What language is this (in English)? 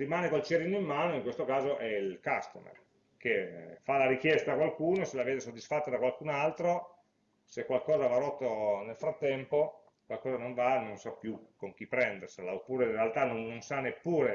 Italian